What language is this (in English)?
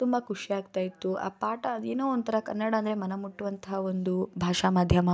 Kannada